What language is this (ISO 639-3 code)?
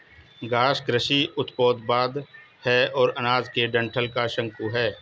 hin